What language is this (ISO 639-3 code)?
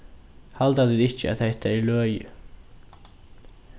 fao